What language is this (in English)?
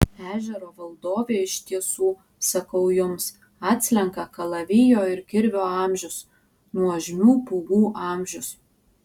Lithuanian